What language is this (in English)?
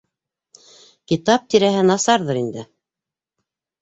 Bashkir